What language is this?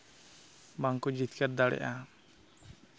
Santali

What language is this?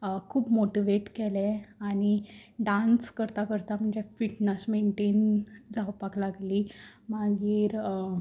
Konkani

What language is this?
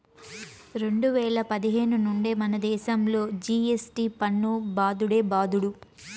Telugu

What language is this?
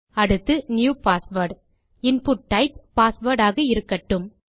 Tamil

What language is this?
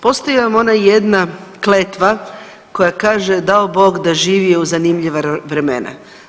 Croatian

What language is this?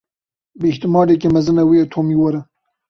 Kurdish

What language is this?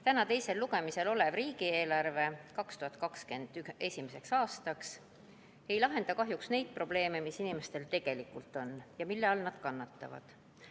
Estonian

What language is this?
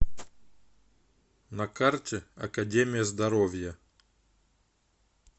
Russian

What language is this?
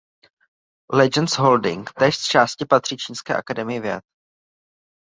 Czech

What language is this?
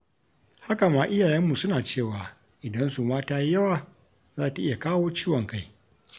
Hausa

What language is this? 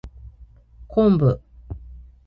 Japanese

